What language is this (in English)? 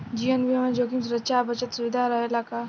Bhojpuri